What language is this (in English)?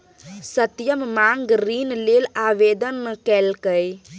Maithili